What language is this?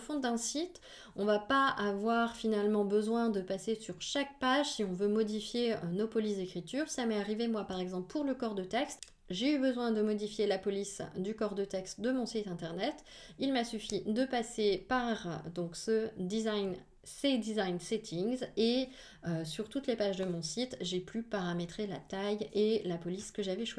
French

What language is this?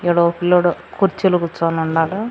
Telugu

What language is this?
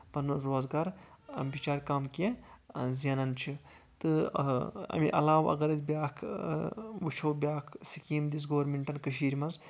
Kashmiri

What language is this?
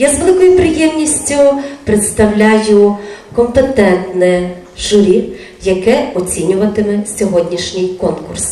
Ukrainian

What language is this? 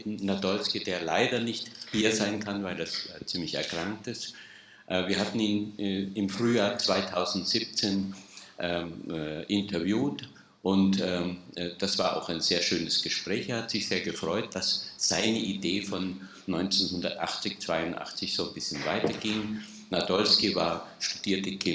German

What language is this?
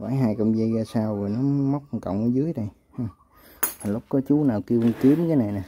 Vietnamese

